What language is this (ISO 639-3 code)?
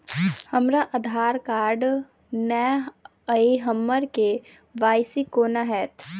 mai